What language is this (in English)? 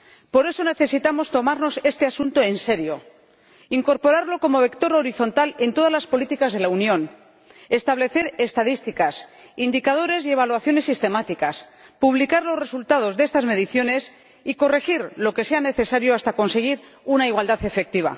Spanish